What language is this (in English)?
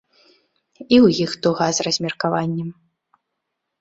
Belarusian